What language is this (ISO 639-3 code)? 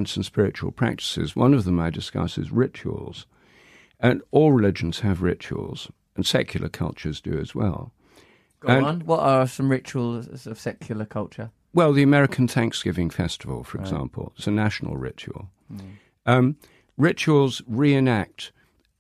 eng